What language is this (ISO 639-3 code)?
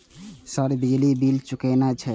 mai